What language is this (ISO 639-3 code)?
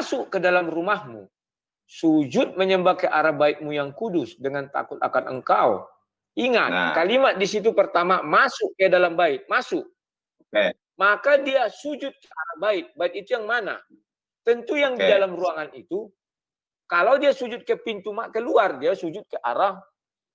ind